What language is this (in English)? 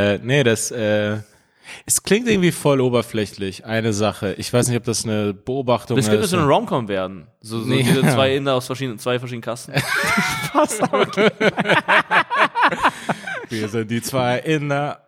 German